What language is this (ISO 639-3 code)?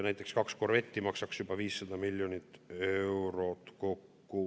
est